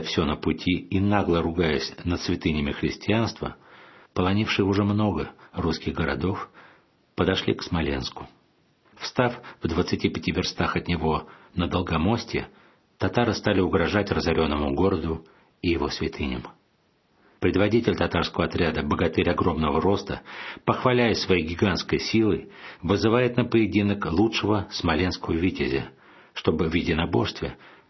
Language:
Russian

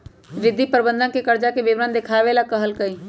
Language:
Magahi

